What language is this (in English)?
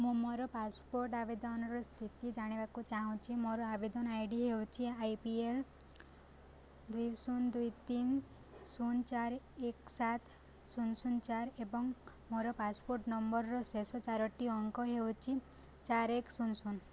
Odia